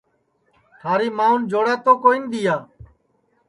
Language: Sansi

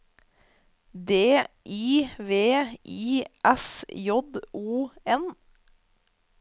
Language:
Norwegian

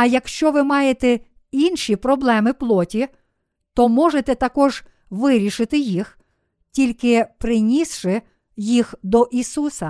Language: Ukrainian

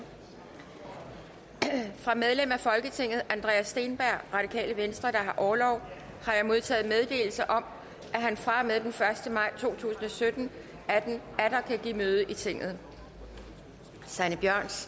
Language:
Danish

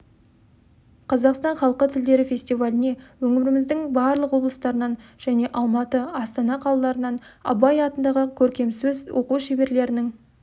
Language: Kazakh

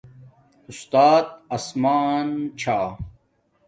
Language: Domaaki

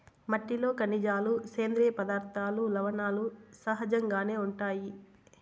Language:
Telugu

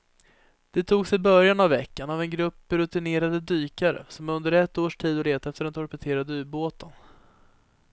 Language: Swedish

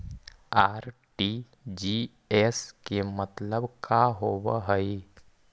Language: Magahi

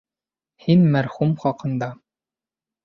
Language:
Bashkir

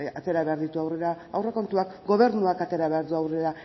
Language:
Basque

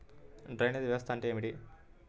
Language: Telugu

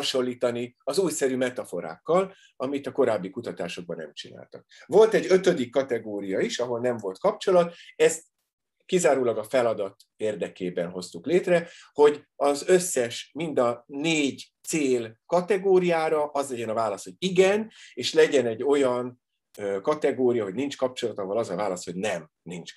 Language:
Hungarian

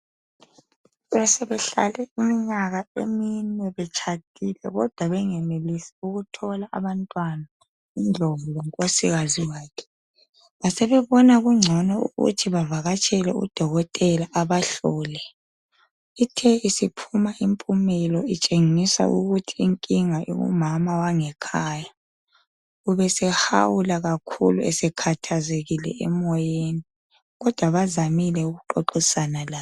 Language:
North Ndebele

